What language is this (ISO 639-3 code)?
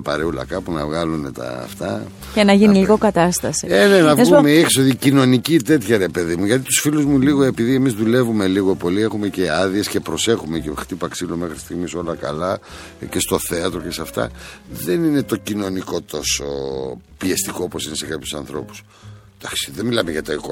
ell